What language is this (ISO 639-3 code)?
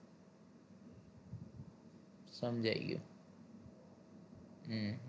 guj